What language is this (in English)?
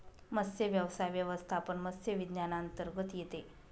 Marathi